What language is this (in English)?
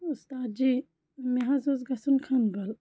Kashmiri